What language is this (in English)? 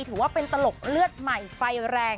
Thai